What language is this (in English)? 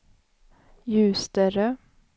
Swedish